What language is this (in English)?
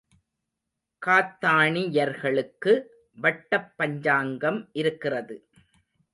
Tamil